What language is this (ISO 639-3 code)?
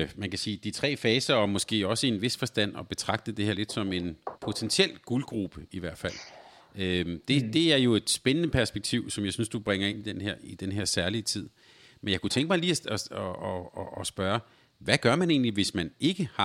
dan